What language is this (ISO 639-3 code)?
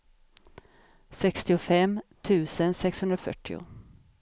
swe